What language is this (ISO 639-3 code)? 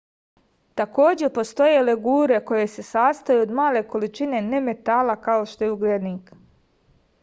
srp